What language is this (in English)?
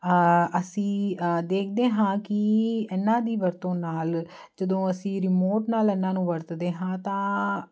Punjabi